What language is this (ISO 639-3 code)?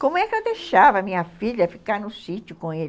por